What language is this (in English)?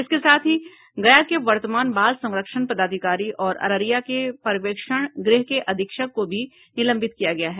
Hindi